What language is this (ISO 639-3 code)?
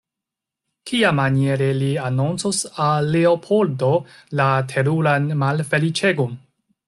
epo